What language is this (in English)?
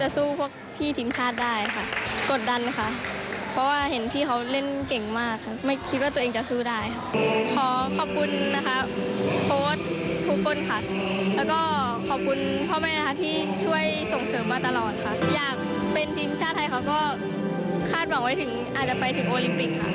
Thai